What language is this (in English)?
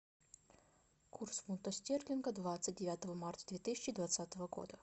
Russian